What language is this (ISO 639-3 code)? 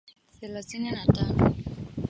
swa